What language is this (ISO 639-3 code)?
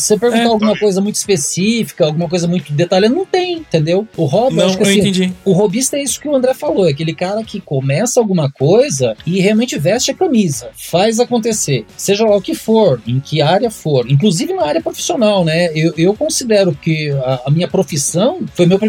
por